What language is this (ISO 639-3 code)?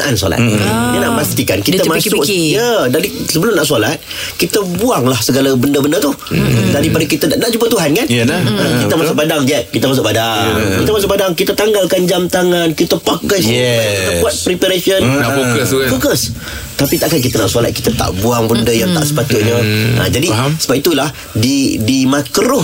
msa